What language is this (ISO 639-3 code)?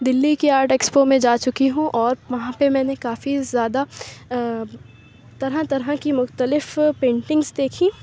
urd